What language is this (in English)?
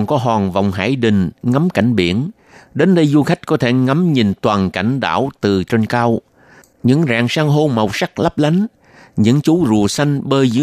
Vietnamese